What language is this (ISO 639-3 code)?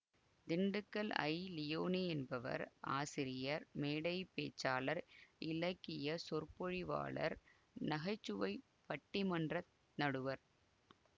tam